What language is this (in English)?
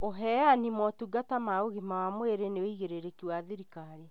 Kikuyu